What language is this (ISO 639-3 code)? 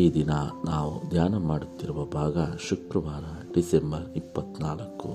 kan